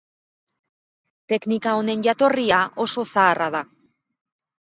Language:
Basque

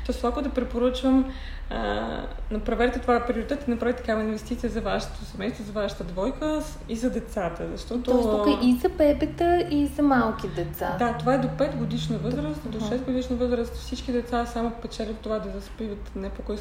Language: Bulgarian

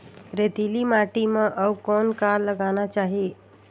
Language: Chhattisgarhi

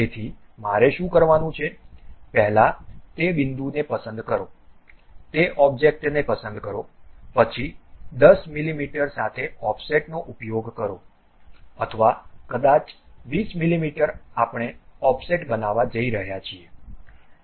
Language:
Gujarati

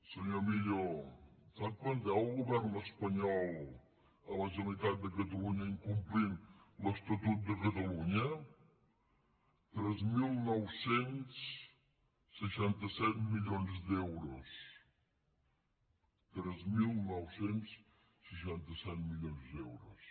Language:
Catalan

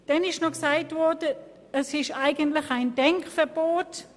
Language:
Swiss German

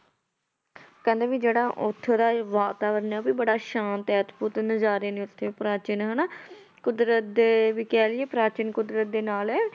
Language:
Punjabi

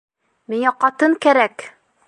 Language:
Bashkir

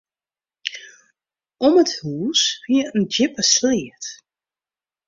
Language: Western Frisian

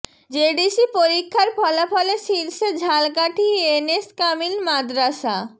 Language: Bangla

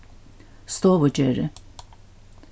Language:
Faroese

